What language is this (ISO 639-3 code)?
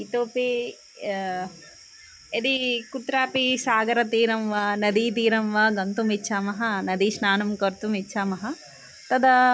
san